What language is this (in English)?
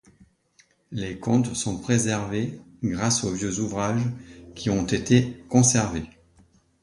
French